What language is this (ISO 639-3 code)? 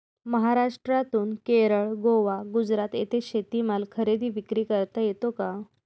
mar